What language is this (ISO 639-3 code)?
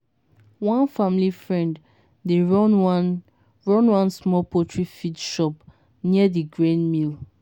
pcm